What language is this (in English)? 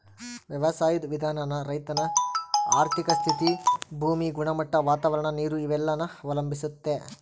Kannada